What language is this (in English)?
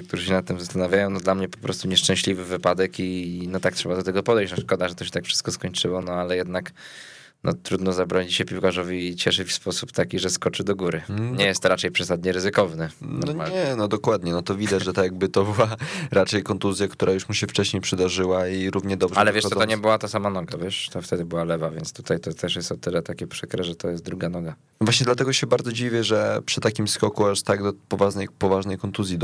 Polish